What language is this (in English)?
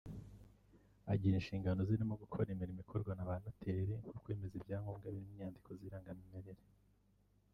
Kinyarwanda